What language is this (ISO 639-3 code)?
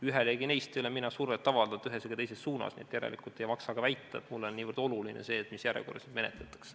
est